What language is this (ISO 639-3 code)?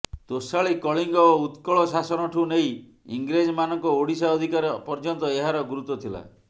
ori